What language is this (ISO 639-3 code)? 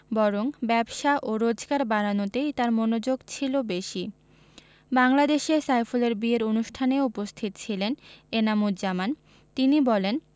ben